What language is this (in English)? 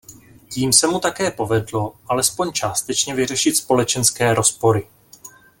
Czech